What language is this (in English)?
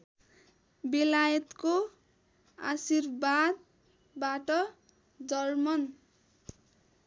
Nepali